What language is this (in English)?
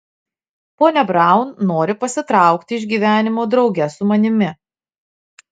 Lithuanian